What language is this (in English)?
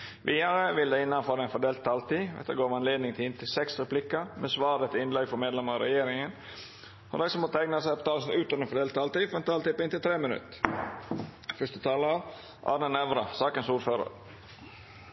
Norwegian Nynorsk